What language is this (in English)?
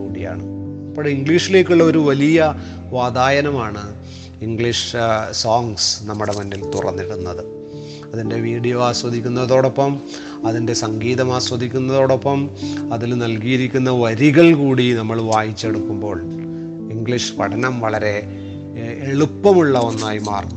Malayalam